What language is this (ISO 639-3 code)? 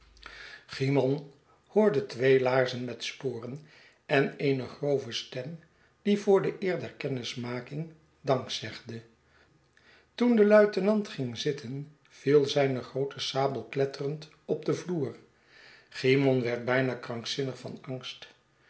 nld